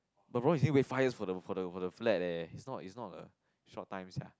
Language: English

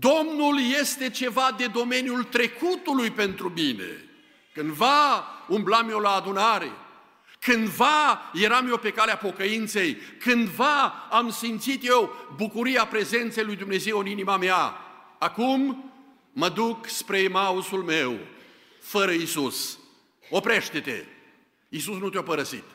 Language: Romanian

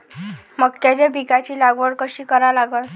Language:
Marathi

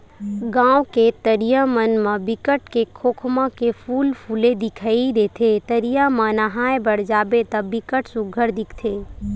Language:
Chhattisgarhi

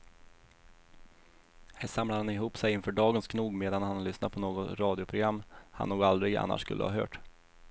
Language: Swedish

